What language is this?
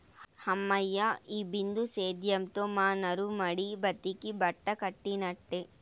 Telugu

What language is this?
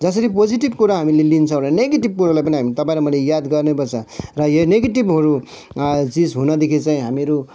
Nepali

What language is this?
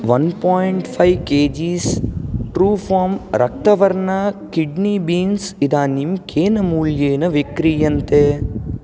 Sanskrit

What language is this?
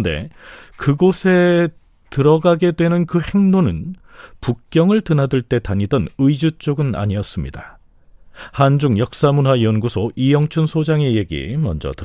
Korean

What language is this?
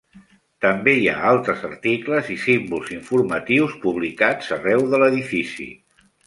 Catalan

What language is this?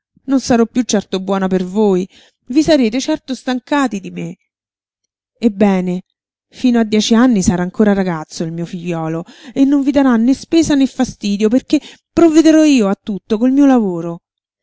Italian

